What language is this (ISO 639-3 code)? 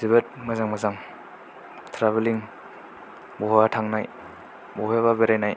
brx